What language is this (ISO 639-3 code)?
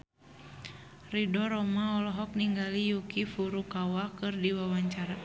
sun